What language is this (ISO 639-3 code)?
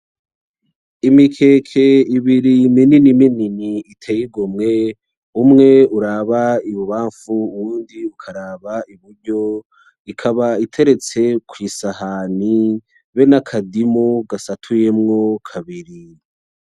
run